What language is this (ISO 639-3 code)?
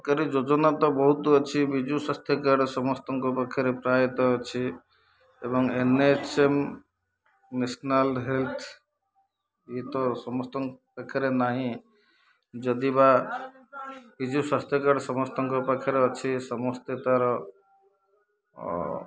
ori